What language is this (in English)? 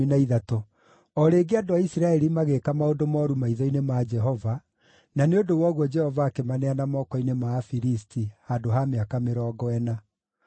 Kikuyu